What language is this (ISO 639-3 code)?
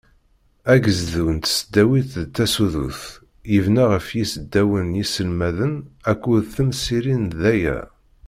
kab